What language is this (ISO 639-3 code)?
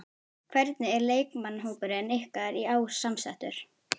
isl